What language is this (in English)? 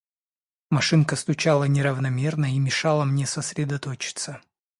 Russian